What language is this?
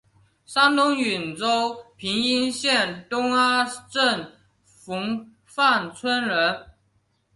Chinese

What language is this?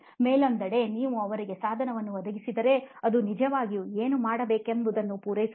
Kannada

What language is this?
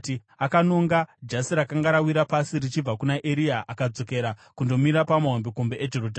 Shona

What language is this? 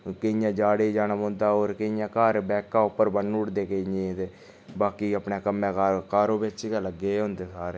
Dogri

